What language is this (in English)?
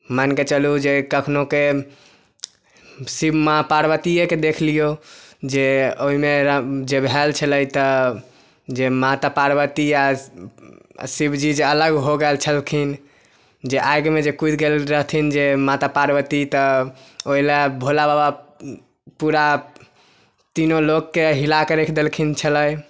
Maithili